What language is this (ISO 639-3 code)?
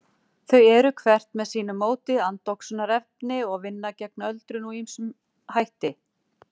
isl